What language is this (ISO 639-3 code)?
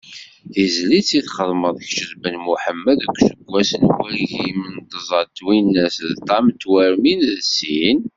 kab